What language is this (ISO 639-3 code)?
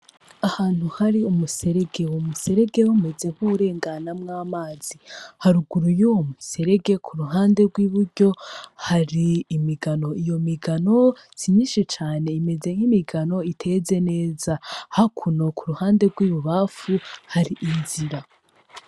run